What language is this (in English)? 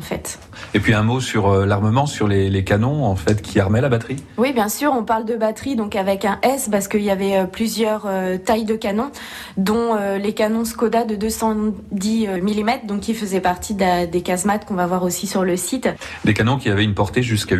French